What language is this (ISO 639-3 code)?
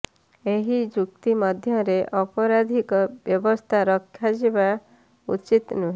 ori